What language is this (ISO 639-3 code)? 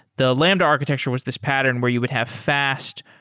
eng